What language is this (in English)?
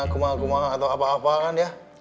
Indonesian